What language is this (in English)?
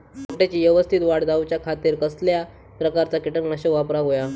Marathi